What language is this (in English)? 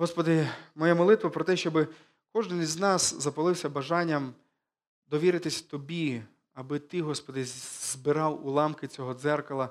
Ukrainian